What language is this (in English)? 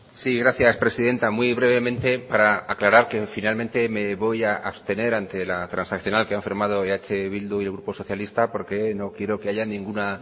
Spanish